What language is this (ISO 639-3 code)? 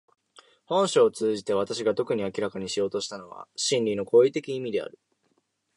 jpn